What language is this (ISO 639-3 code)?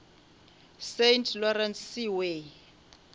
nso